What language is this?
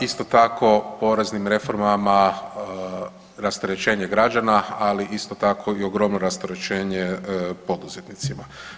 Croatian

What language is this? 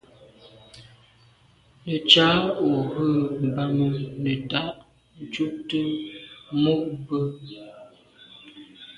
Medumba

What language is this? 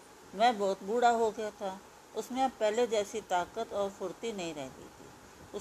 Hindi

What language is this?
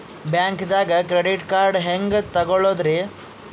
Kannada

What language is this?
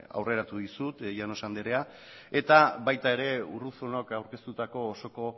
Basque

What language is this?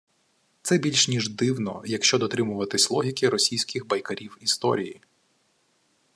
Ukrainian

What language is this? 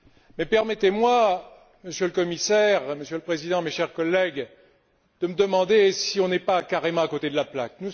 French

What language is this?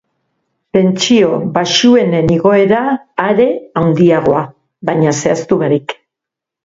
Basque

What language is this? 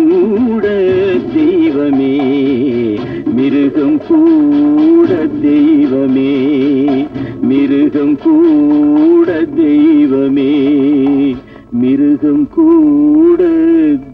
Tamil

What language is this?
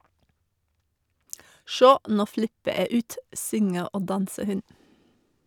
Norwegian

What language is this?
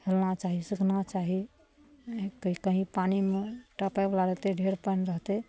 Maithili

